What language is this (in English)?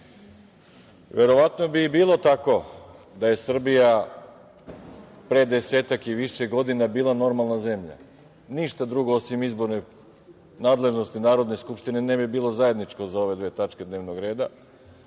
Serbian